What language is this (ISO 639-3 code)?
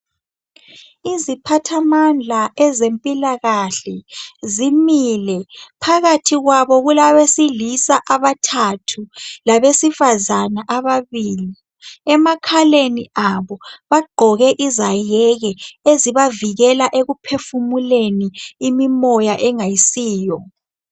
nde